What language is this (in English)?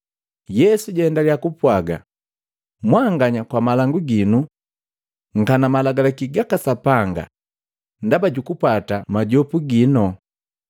Matengo